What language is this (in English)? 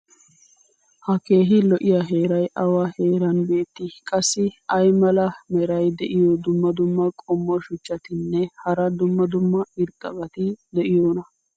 Wolaytta